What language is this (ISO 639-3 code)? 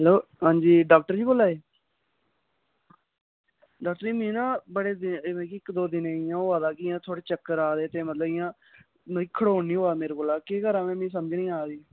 doi